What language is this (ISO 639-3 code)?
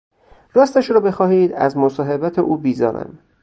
fas